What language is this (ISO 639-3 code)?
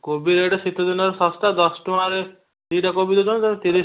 ori